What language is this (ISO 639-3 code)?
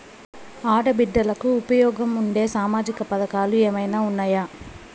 tel